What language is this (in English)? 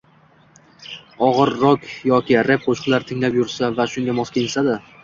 Uzbek